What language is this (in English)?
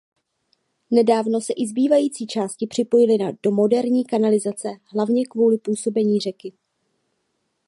Czech